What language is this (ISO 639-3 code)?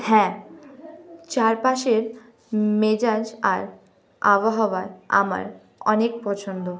ben